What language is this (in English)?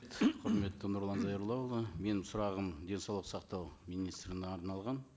Kazakh